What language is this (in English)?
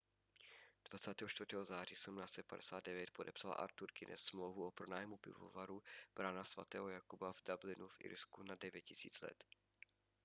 Czech